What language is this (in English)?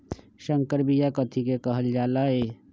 Magahi